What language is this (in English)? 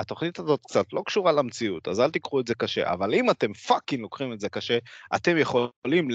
Hebrew